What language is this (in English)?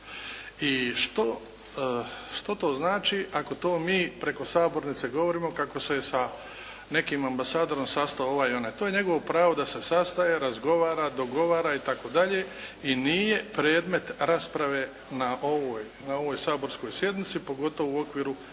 Croatian